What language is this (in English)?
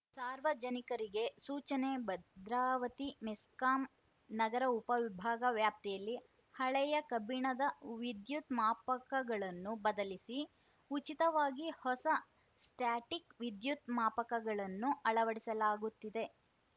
Kannada